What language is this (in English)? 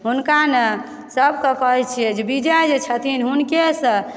Maithili